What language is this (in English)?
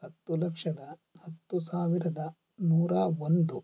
Kannada